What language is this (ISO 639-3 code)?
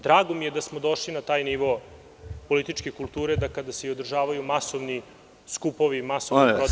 srp